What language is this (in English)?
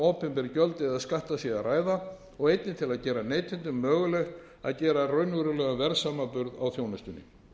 Icelandic